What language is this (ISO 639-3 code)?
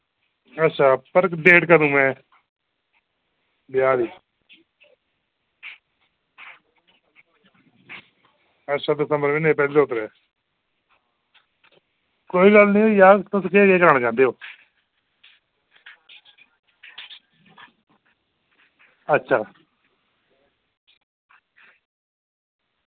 doi